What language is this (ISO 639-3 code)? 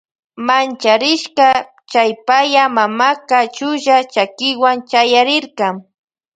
qvj